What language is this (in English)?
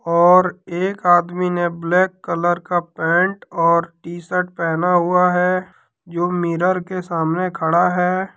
Hindi